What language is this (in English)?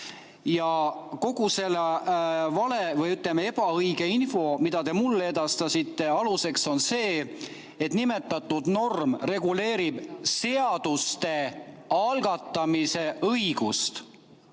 Estonian